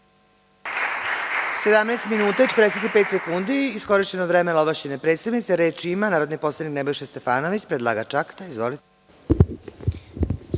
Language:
Serbian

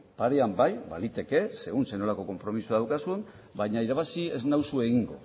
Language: Basque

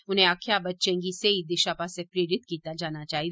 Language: Dogri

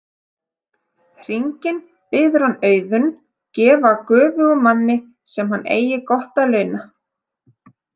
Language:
Icelandic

